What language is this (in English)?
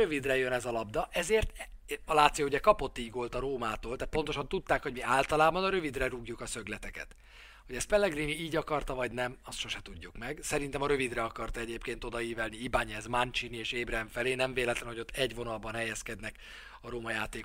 Hungarian